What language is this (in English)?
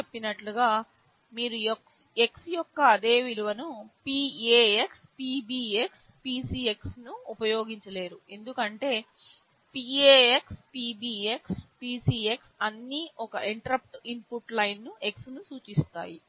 Telugu